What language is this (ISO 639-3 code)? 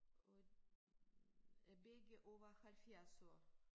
dan